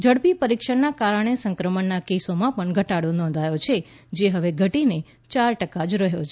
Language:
Gujarati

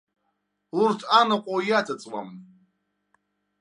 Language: Abkhazian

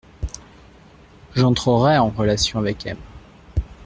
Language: French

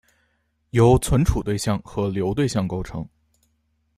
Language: Chinese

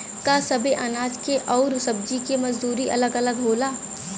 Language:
Bhojpuri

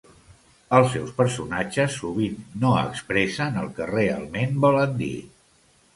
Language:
Catalan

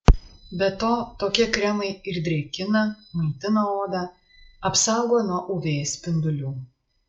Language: Lithuanian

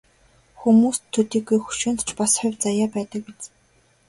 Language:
Mongolian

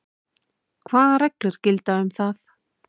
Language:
Icelandic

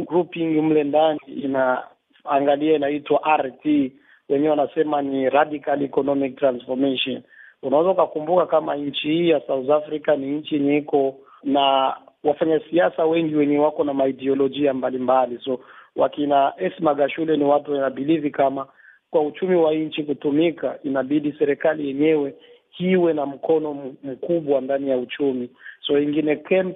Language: Swahili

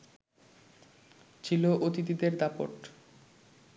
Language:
Bangla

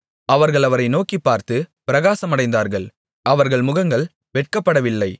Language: Tamil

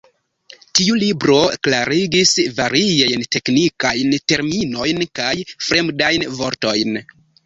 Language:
Esperanto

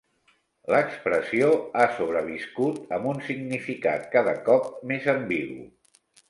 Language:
Catalan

